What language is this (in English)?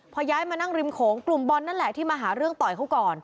Thai